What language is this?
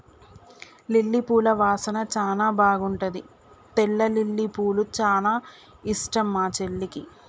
Telugu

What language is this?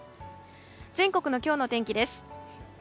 Japanese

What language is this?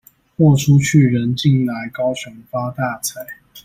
Chinese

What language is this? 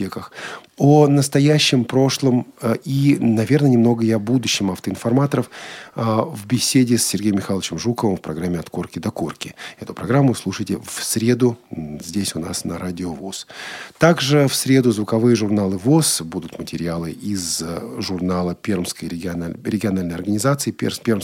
Russian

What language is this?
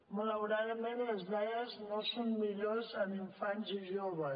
Catalan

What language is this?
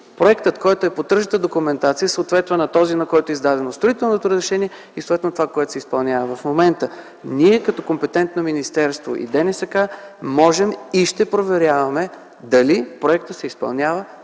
Bulgarian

